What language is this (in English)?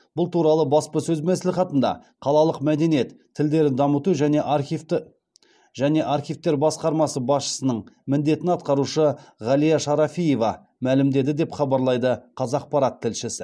Kazakh